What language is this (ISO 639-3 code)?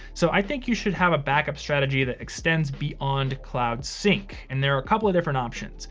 eng